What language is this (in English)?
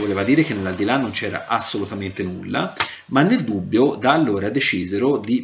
Italian